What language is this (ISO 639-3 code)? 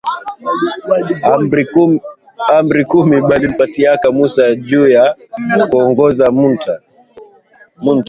swa